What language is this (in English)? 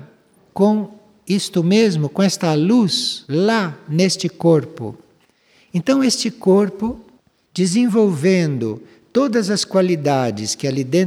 Portuguese